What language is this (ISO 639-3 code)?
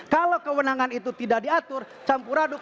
ind